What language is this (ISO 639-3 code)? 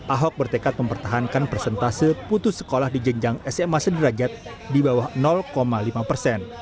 ind